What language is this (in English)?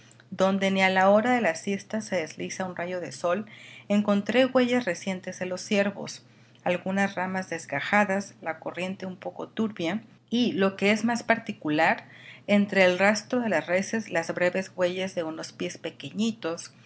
Spanish